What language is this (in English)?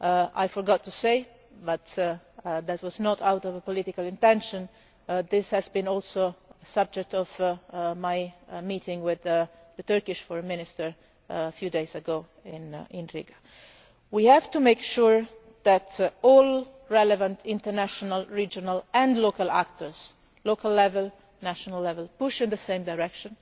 English